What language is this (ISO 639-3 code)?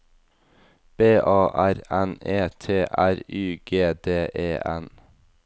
nor